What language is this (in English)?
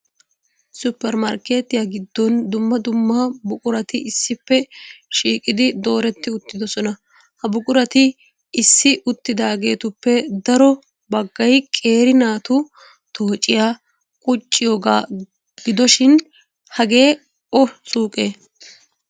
Wolaytta